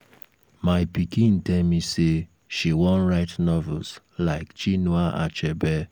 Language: Nigerian Pidgin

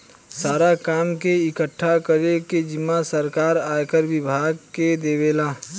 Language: Bhojpuri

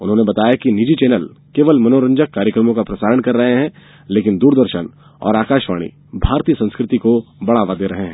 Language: Hindi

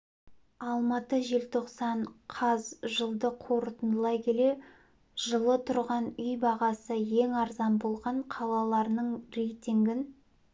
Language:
Kazakh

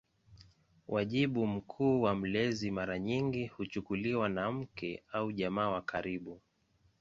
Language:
Swahili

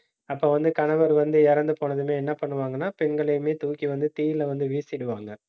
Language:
Tamil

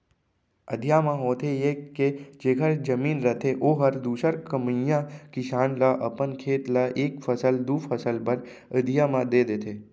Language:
Chhattisgarhi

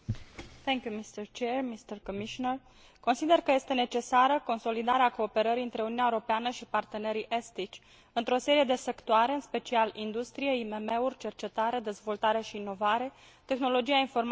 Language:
Romanian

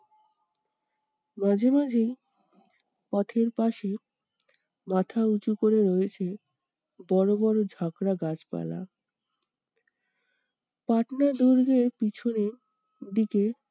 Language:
Bangla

